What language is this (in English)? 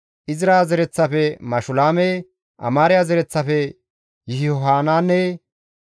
Gamo